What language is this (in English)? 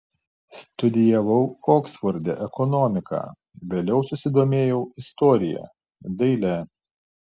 Lithuanian